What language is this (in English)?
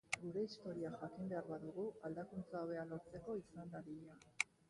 Basque